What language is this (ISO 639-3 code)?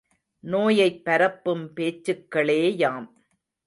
tam